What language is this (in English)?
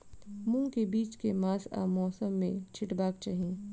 Maithili